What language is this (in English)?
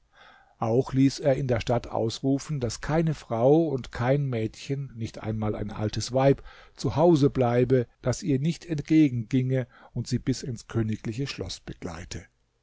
German